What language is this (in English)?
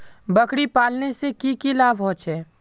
Magahi